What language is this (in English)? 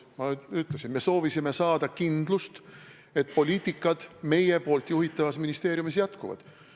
Estonian